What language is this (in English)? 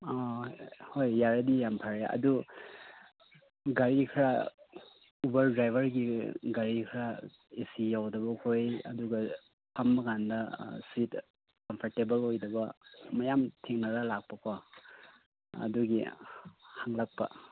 Manipuri